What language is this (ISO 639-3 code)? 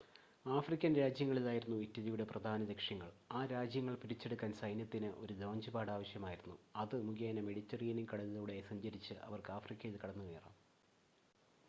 mal